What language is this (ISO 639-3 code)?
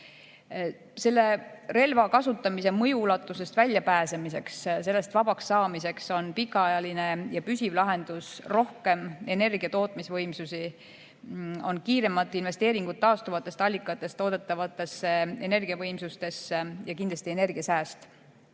est